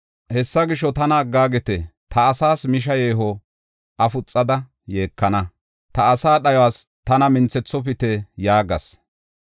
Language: Gofa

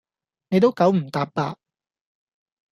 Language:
Cantonese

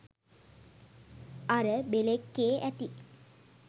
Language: Sinhala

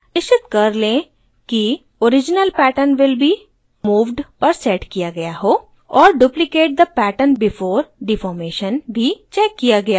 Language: Hindi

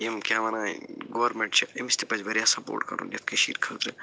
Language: Kashmiri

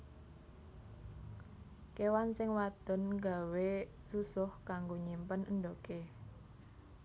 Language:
Javanese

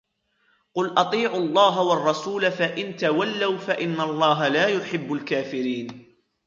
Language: Arabic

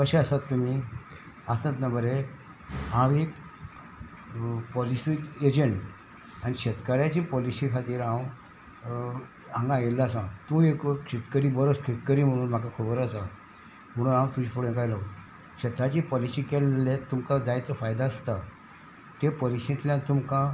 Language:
Konkani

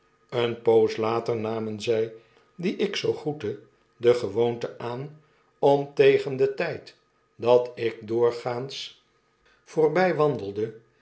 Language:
Dutch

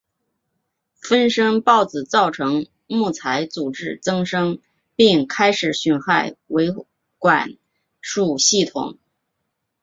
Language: Chinese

